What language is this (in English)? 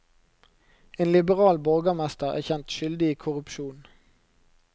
Norwegian